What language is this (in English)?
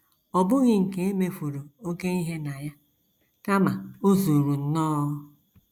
Igbo